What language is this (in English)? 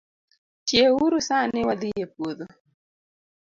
Luo (Kenya and Tanzania)